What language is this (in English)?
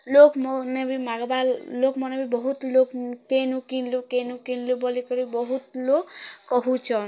Odia